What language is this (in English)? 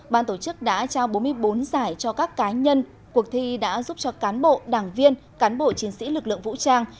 Vietnamese